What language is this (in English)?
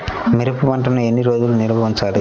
Telugu